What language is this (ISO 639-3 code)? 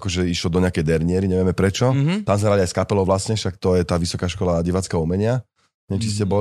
slk